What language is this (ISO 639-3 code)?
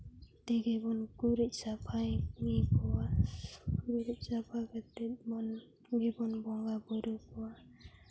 sat